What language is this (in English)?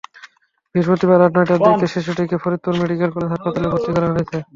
Bangla